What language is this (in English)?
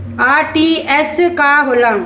Bhojpuri